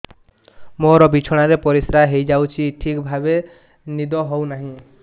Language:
Odia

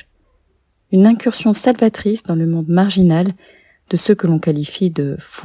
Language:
French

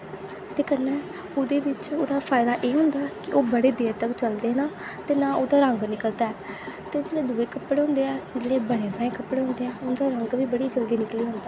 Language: Dogri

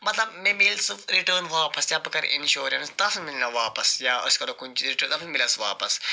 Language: Kashmiri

